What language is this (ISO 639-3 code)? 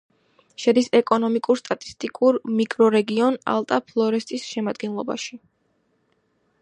kat